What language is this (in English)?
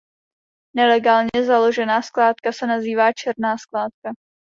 Czech